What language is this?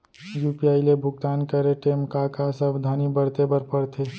Chhattisgarhi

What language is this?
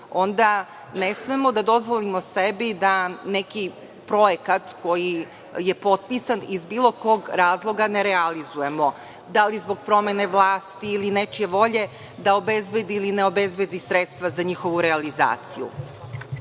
Serbian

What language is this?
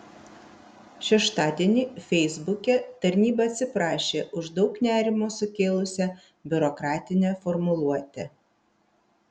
Lithuanian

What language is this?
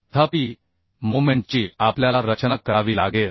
Marathi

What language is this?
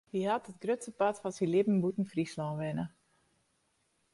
Western Frisian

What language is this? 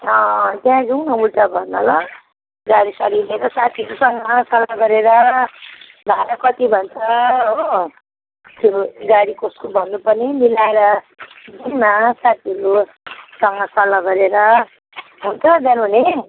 Nepali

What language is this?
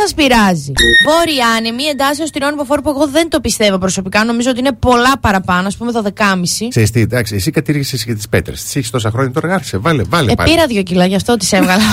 Greek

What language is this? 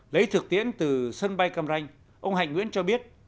Vietnamese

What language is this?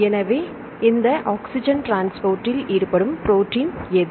Tamil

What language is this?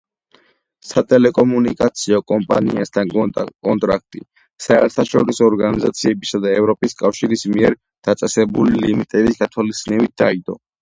Georgian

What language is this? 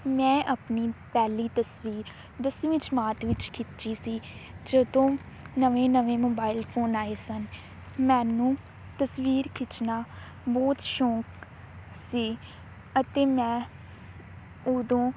Punjabi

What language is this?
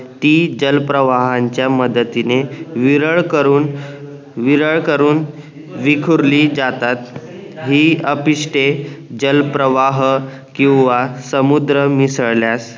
Marathi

